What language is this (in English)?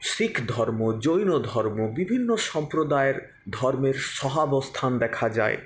Bangla